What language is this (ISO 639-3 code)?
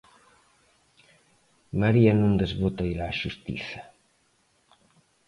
glg